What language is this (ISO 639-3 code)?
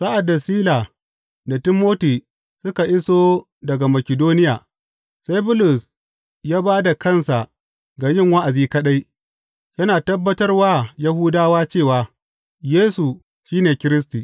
hau